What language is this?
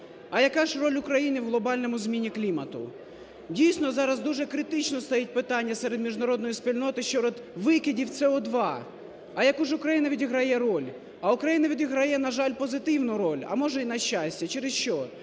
Ukrainian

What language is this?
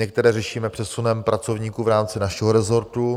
Czech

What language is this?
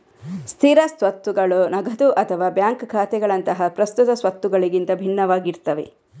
Kannada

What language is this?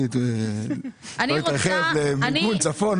Hebrew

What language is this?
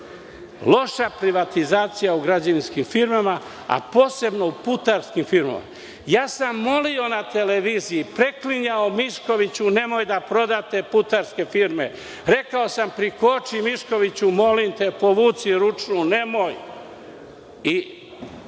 Serbian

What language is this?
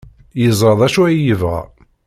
Kabyle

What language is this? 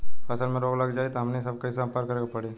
Bhojpuri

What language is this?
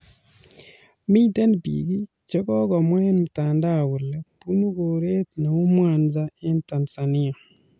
Kalenjin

